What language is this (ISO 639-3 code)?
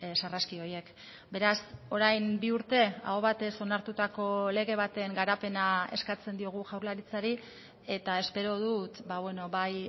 eus